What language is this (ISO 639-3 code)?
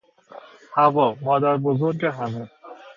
fas